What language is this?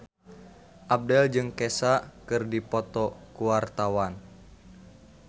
Sundanese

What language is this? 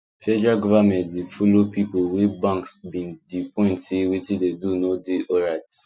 Nigerian Pidgin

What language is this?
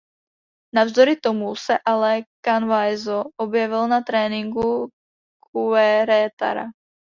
Czech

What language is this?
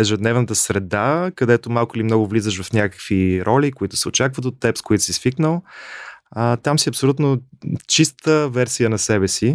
Bulgarian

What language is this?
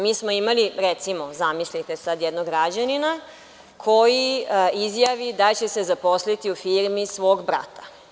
Serbian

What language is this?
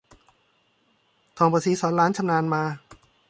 Thai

